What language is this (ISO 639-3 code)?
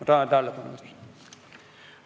est